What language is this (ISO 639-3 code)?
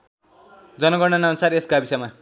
nep